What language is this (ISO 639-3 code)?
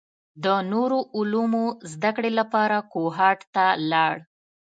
pus